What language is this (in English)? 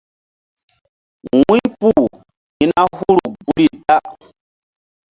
Mbum